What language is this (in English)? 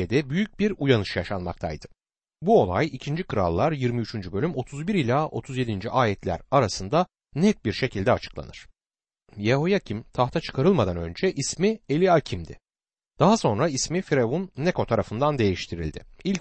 Turkish